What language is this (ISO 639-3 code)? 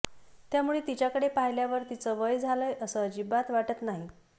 mar